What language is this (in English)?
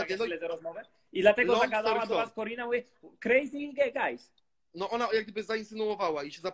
Polish